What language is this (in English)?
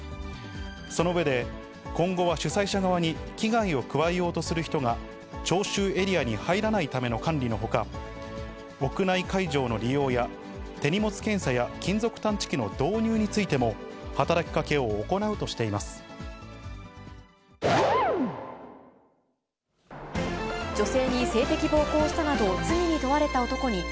Japanese